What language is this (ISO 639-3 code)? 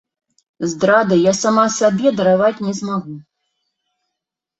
bel